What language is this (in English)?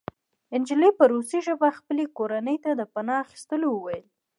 Pashto